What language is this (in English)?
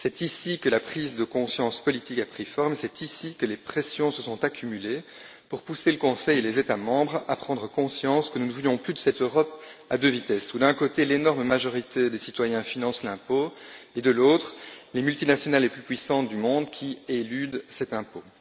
French